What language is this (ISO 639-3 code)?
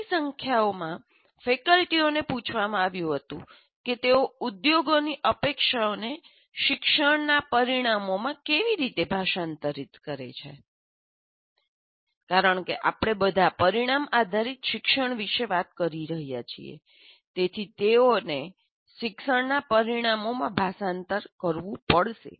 guj